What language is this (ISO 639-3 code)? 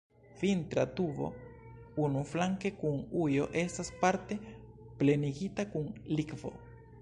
epo